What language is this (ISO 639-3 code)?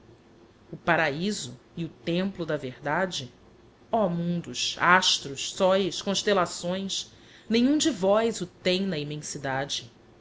por